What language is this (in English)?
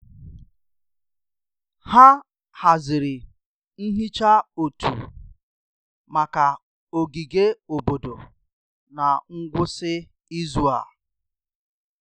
Igbo